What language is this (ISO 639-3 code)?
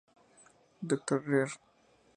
spa